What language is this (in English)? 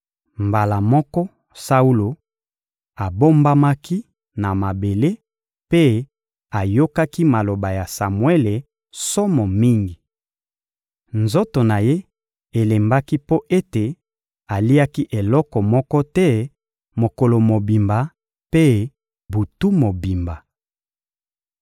Lingala